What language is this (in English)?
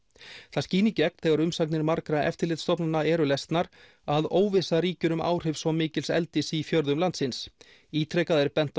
Icelandic